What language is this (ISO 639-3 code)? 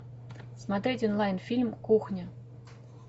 rus